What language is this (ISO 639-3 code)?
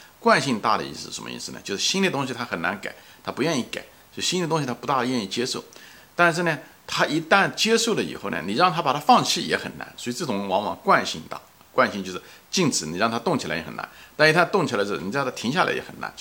zho